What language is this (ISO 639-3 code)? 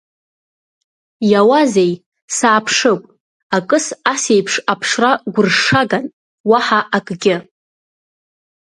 abk